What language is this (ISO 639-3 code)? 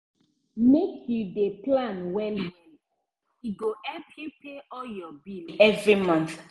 pcm